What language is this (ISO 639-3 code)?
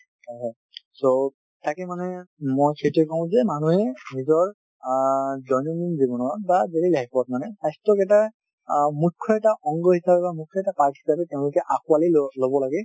asm